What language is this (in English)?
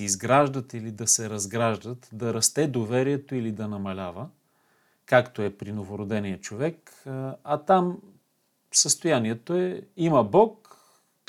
Bulgarian